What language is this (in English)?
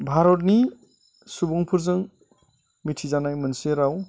Bodo